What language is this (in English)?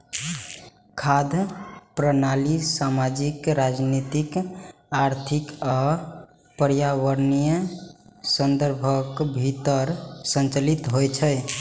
Maithili